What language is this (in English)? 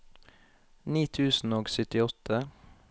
Norwegian